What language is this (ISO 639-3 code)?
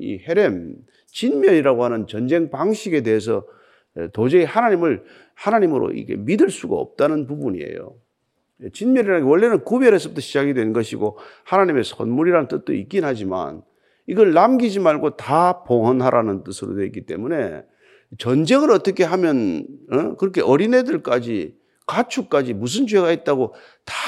kor